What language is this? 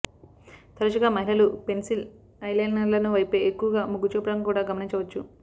Telugu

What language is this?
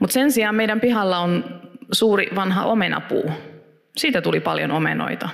Finnish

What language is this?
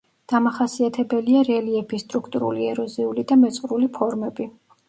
Georgian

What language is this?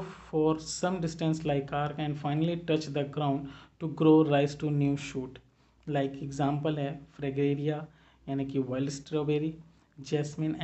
Hindi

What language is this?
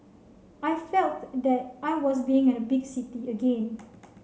English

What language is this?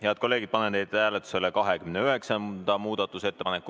Estonian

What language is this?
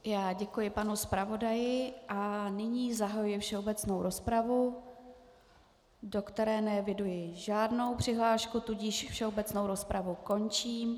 Czech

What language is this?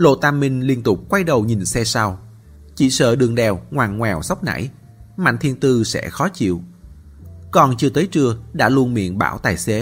Vietnamese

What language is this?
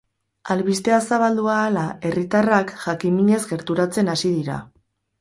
Basque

